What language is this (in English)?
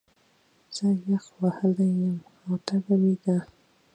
Pashto